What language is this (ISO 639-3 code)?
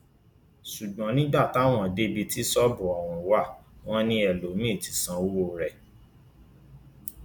yor